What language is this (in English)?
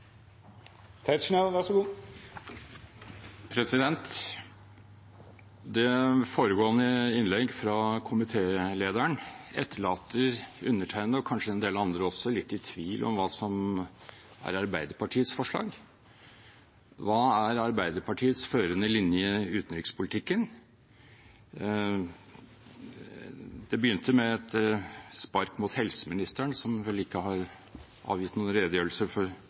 Norwegian Bokmål